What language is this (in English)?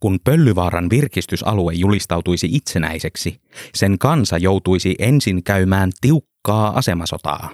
Finnish